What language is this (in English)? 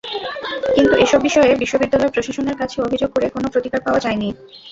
Bangla